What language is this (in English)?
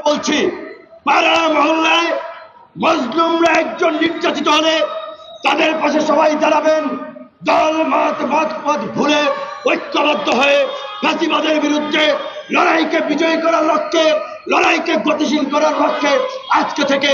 Arabic